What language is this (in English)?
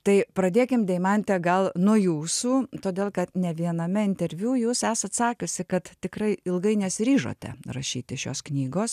Lithuanian